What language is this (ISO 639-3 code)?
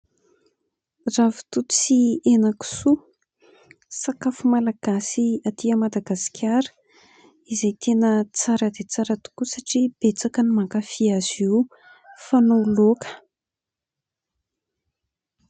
mlg